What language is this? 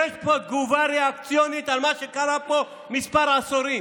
Hebrew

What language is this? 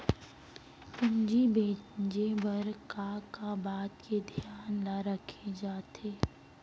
Chhattisgarhi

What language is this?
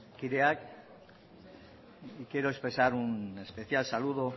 Spanish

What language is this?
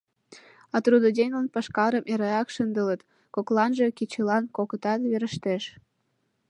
Mari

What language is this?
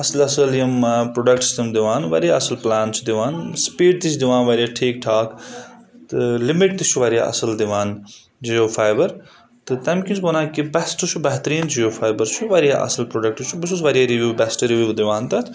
Kashmiri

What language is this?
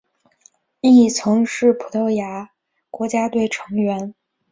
Chinese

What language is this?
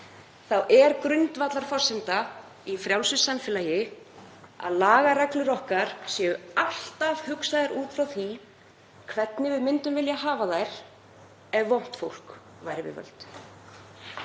Icelandic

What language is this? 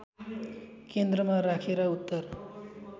Nepali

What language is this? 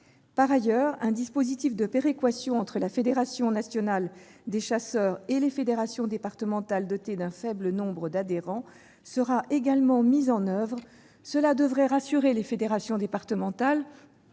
French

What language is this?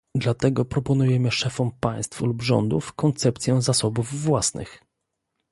Polish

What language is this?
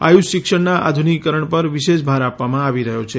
Gujarati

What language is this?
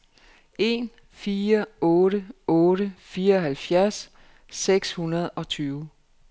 Danish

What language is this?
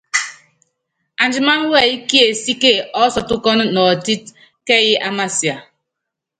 Yangben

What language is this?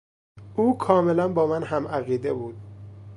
Persian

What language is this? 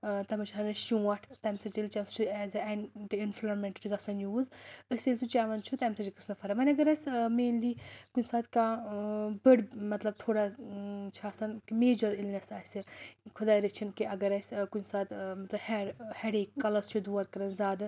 Kashmiri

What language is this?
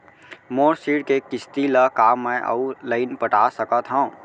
Chhattisgarhi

